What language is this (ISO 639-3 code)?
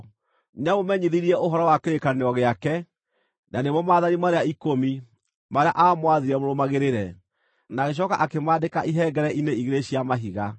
kik